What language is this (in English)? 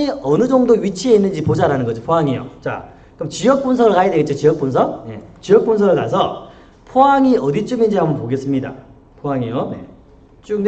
Korean